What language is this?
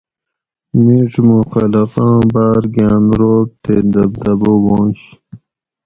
Gawri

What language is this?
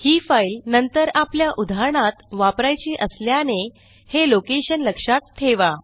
Marathi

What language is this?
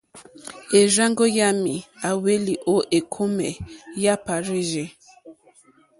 Mokpwe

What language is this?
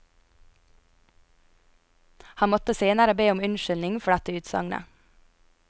Norwegian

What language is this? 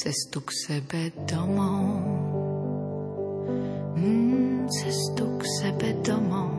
Slovak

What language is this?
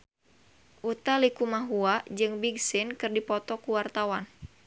Sundanese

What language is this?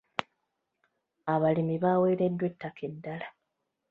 Ganda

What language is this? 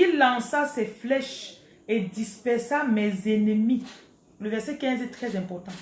French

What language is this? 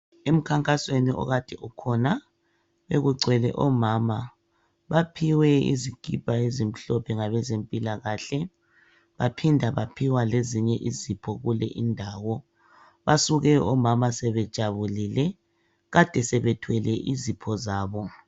North Ndebele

